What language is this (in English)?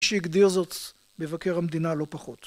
Hebrew